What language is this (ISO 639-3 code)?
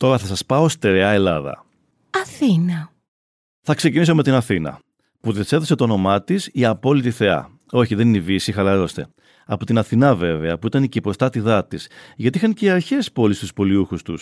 ell